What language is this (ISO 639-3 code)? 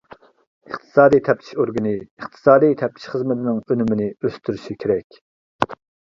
uig